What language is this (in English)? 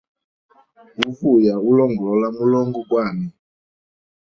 Hemba